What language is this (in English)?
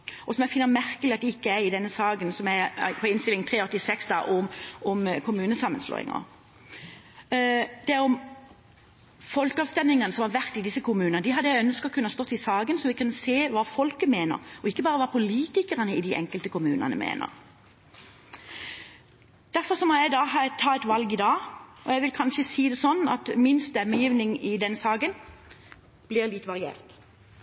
Norwegian Bokmål